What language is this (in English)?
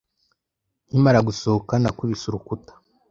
Kinyarwanda